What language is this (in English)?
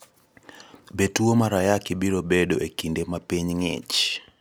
Luo (Kenya and Tanzania)